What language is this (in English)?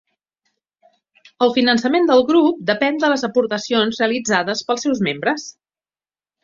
Catalan